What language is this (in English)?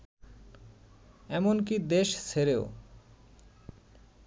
Bangla